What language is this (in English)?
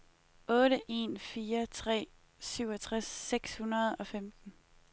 Danish